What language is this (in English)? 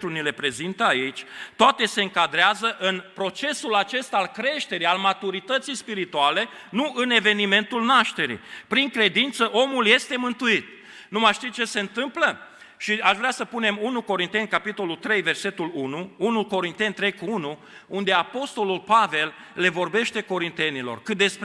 Romanian